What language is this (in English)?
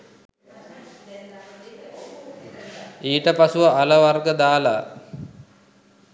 Sinhala